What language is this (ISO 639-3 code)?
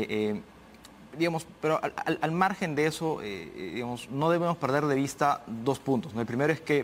spa